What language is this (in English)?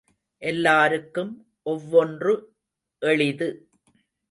Tamil